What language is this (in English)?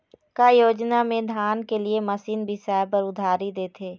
Chhattisgarhi